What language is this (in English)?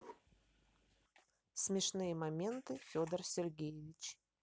Russian